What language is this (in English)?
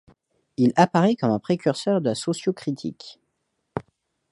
French